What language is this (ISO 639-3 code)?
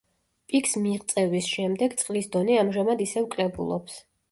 kat